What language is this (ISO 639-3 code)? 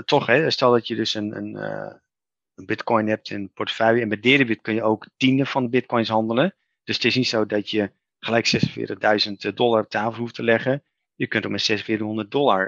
nld